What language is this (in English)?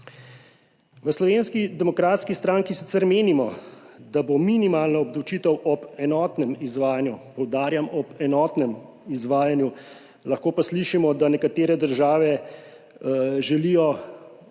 Slovenian